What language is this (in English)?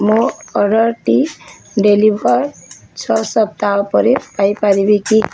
Odia